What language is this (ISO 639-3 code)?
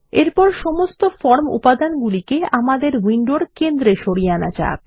ben